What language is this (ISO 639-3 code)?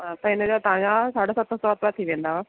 snd